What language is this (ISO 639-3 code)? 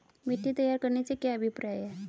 hin